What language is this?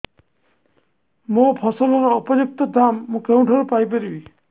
Odia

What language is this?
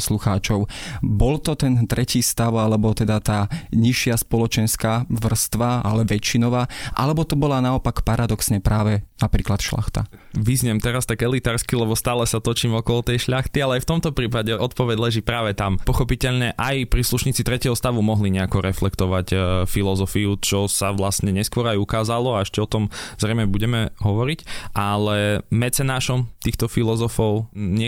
Slovak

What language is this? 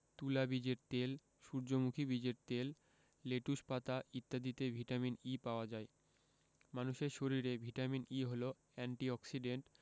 Bangla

